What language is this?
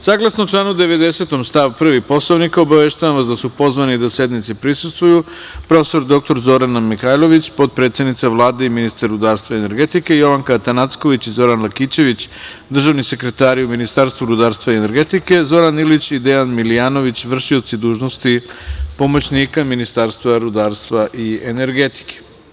Serbian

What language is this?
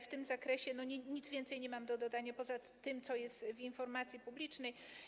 Polish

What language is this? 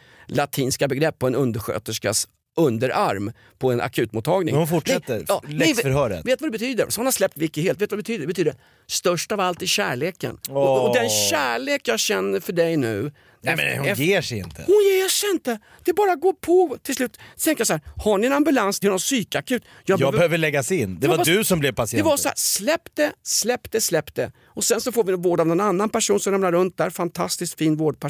Swedish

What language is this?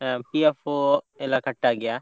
Kannada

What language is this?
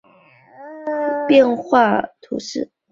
Chinese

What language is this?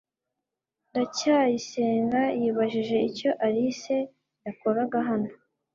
Kinyarwanda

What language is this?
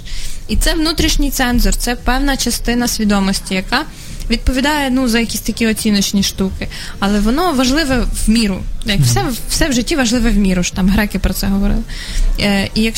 Ukrainian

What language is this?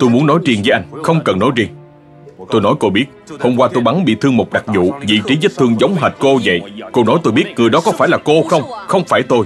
Vietnamese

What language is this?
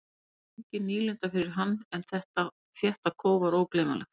Icelandic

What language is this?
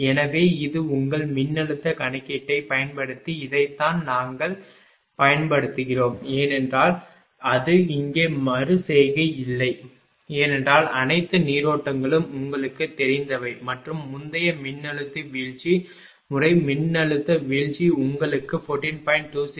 Tamil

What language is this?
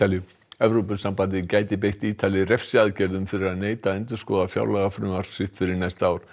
Icelandic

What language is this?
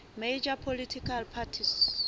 Southern Sotho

